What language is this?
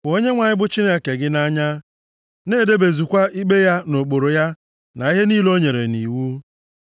Igbo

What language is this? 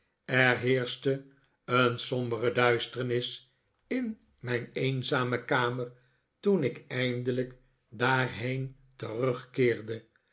Dutch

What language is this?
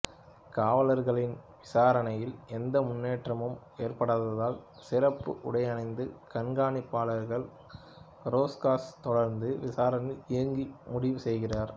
Tamil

